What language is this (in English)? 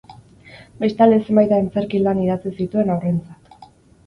Basque